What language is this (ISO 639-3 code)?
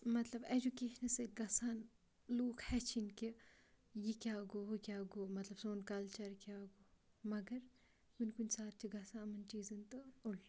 kas